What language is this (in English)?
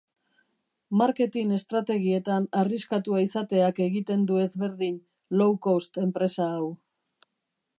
Basque